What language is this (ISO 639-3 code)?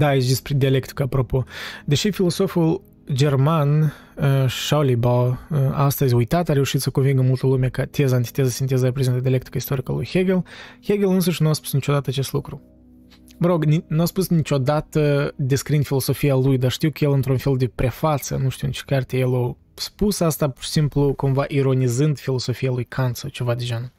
ron